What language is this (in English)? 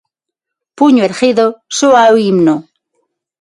Galician